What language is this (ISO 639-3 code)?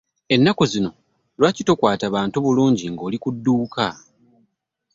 lug